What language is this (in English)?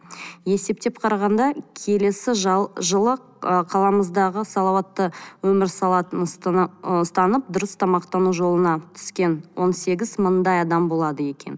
Kazakh